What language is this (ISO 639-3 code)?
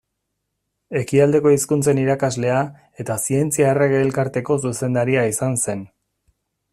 eus